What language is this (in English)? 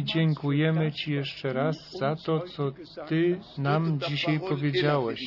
Polish